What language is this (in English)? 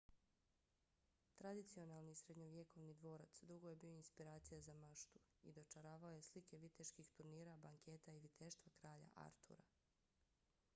Bosnian